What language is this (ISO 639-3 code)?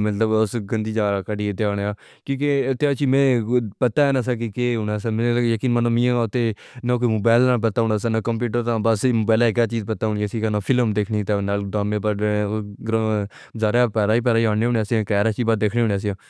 phr